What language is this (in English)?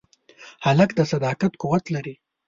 Pashto